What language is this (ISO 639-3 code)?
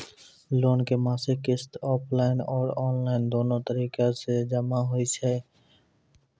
mai